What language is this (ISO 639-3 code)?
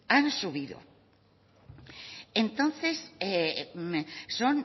spa